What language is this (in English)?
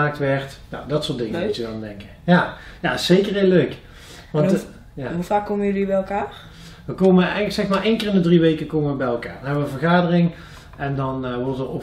Dutch